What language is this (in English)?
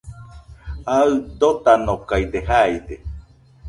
Nüpode Huitoto